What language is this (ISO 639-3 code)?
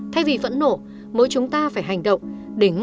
vie